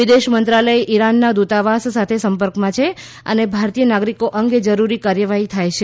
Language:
Gujarati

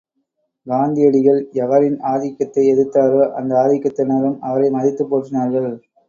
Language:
Tamil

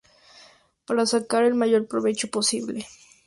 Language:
Spanish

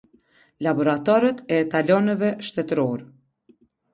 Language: Albanian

